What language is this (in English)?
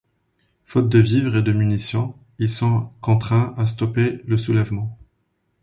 French